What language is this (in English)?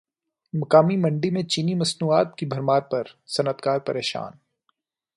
Urdu